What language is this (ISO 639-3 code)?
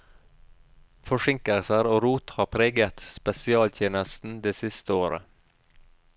nor